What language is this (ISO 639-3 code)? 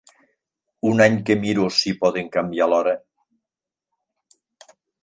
cat